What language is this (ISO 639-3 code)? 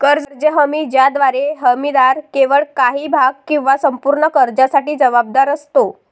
mar